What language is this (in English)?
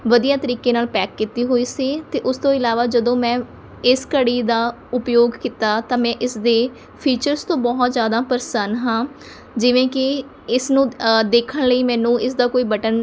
Punjabi